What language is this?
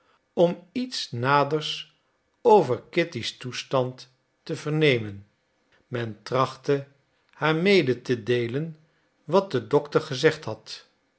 Dutch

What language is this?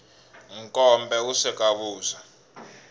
Tsonga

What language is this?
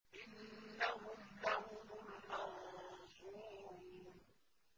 Arabic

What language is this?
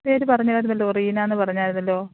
Malayalam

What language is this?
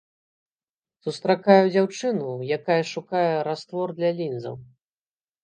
Belarusian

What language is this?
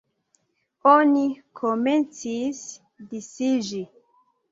Esperanto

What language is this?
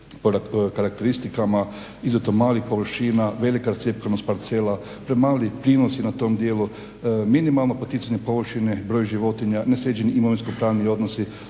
Croatian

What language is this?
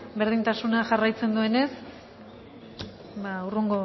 Basque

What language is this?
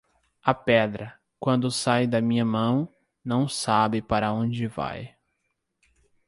Portuguese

